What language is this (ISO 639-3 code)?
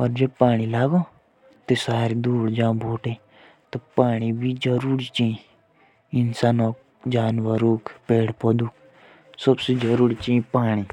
jns